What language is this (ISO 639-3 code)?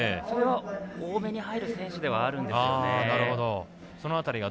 jpn